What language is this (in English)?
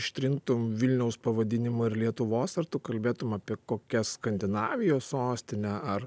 Lithuanian